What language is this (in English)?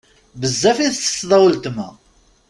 Kabyle